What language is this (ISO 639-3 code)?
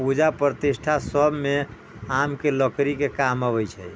mai